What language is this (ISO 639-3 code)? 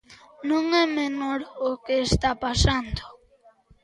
glg